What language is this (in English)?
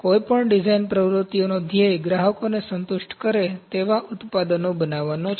Gujarati